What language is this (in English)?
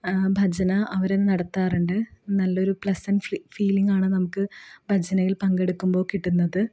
Malayalam